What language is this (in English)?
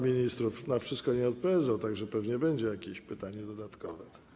Polish